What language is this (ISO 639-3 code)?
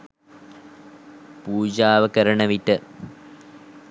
sin